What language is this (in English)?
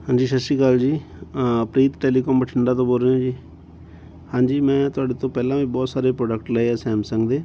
Punjabi